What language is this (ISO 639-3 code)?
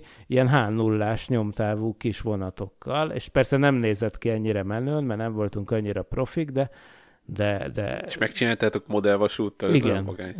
hun